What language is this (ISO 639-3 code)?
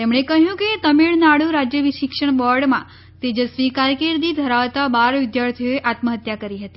guj